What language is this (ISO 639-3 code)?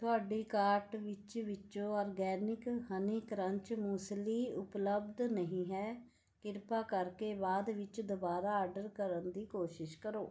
pan